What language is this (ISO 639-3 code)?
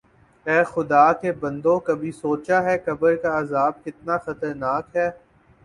urd